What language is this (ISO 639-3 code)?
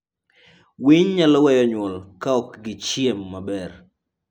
luo